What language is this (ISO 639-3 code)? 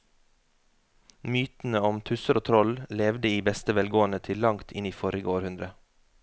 nor